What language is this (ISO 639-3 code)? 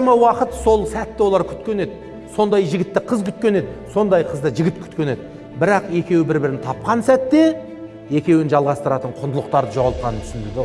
tur